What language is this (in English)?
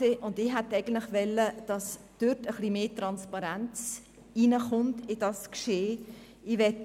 Swiss German